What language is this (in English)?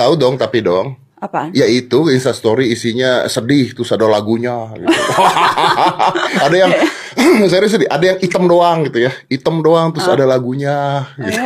Indonesian